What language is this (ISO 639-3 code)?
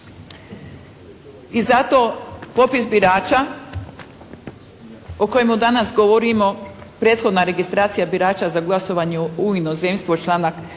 hrv